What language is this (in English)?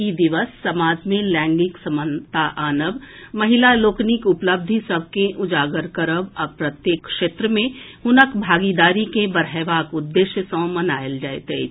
Maithili